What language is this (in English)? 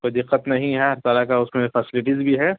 Urdu